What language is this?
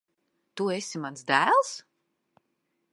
Latvian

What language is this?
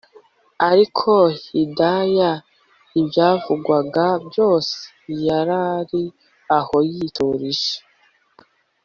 Kinyarwanda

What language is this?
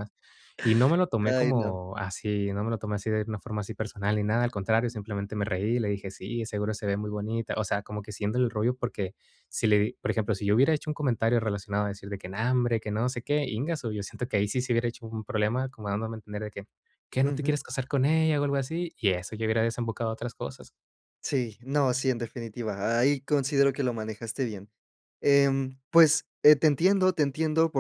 Spanish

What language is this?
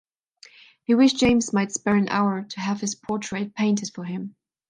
English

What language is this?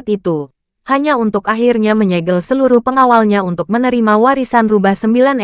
Indonesian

